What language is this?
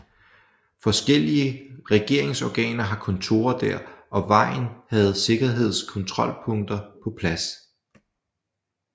Danish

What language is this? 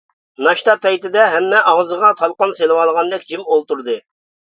Uyghur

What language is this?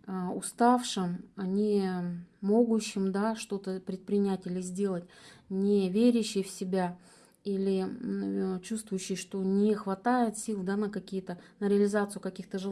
Russian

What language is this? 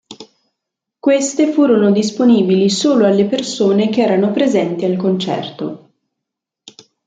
Italian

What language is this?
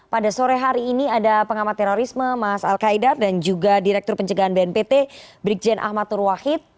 Indonesian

